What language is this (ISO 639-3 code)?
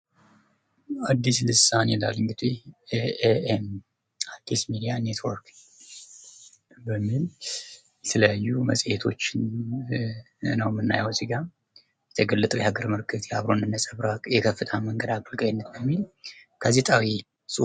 amh